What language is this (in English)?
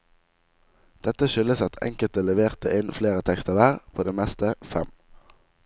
Norwegian